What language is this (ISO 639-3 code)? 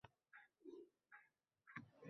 uzb